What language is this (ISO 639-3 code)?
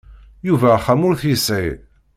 kab